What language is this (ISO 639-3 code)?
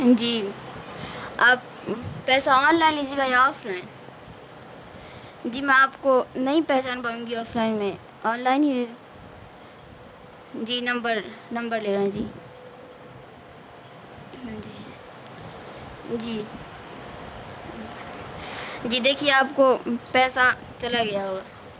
urd